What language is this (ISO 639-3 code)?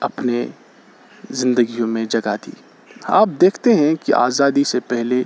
urd